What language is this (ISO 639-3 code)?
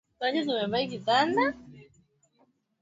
swa